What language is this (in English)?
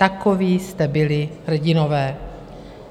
Czech